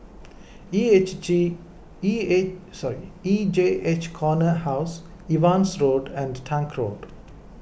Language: English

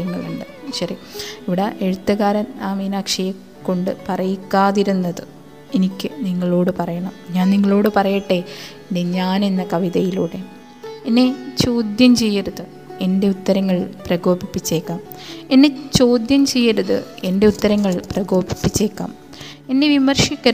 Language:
Malayalam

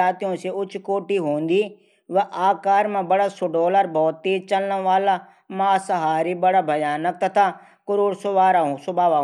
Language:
Garhwali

